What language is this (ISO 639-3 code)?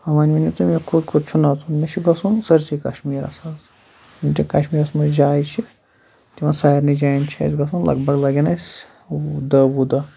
kas